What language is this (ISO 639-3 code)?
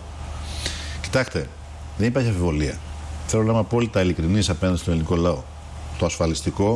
ell